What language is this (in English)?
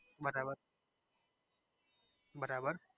Gujarati